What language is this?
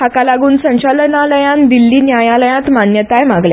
Konkani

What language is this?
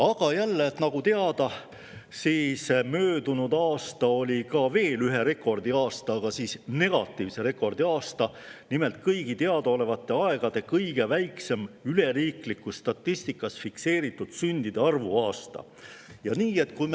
Estonian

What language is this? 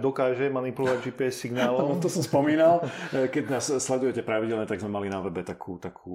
Slovak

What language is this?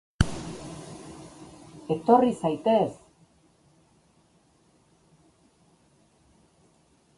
Basque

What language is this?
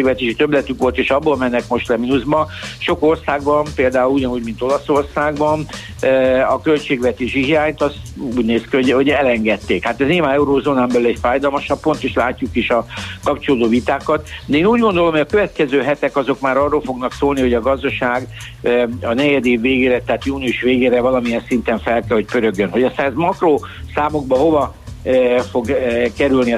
Hungarian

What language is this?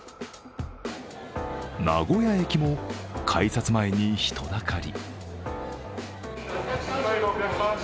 Japanese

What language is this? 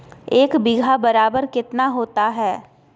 Magahi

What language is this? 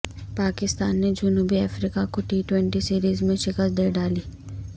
Urdu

